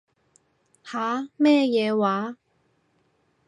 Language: Cantonese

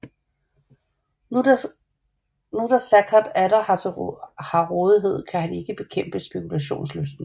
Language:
Danish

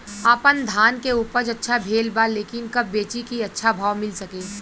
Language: Bhojpuri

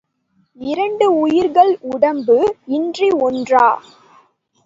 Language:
Tamil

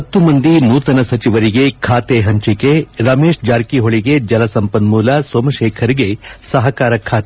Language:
Kannada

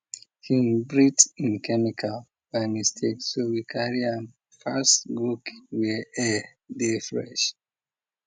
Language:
Nigerian Pidgin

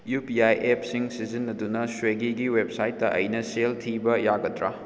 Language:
Manipuri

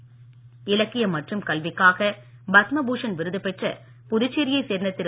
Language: Tamil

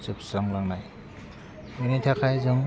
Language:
Bodo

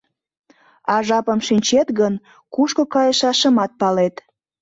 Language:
Mari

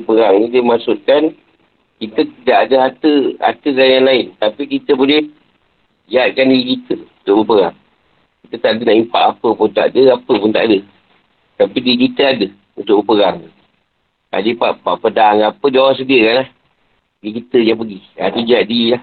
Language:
Malay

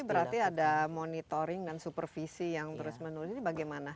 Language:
Indonesian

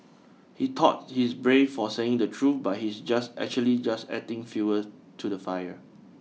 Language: English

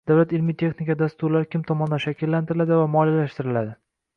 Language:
Uzbek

